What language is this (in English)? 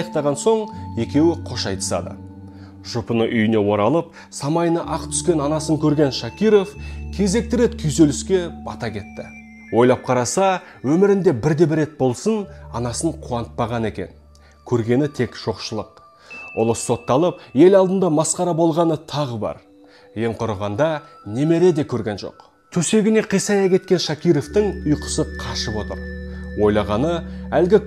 Russian